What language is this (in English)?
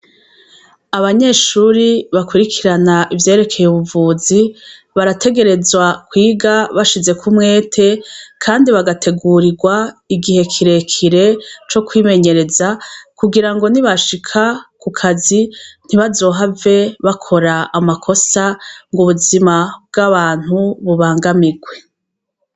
Rundi